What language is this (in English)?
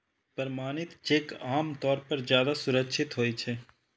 Maithili